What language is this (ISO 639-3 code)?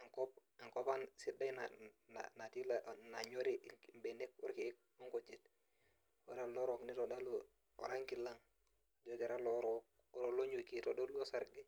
mas